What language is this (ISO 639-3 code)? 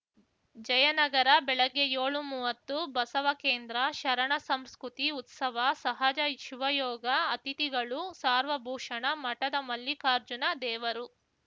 kan